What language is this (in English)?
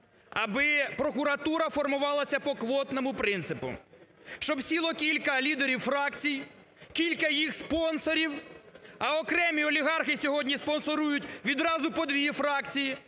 Ukrainian